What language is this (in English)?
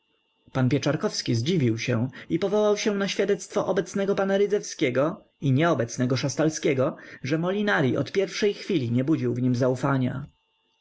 Polish